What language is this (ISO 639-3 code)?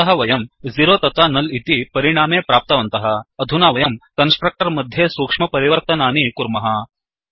san